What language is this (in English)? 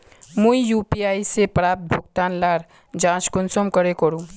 Magahi